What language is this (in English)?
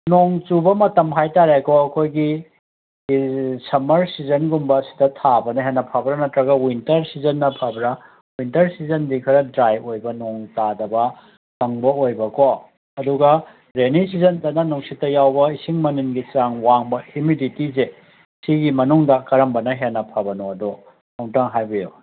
Manipuri